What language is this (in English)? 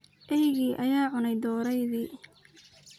Somali